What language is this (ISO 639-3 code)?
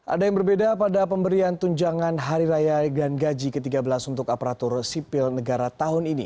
ind